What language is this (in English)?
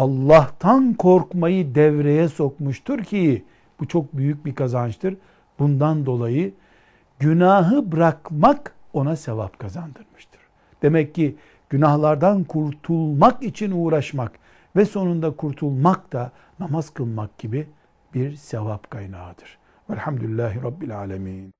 Turkish